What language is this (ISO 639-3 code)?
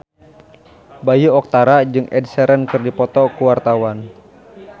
sun